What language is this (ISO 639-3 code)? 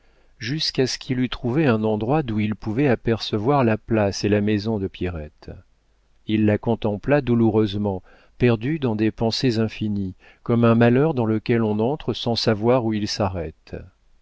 fra